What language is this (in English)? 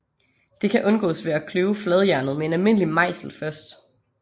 Danish